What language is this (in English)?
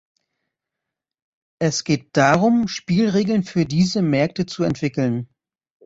German